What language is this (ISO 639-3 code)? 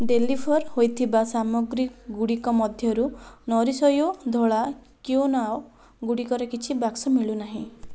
ori